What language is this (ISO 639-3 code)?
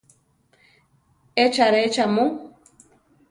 tar